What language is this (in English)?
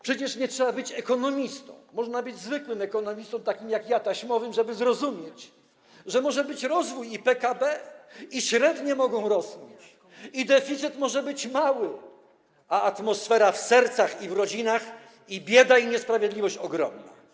Polish